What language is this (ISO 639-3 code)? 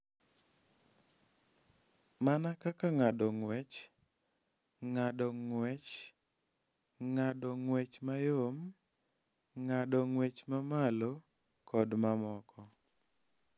luo